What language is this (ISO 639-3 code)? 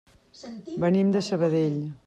cat